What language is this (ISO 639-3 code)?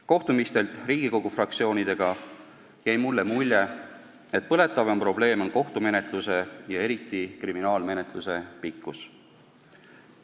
est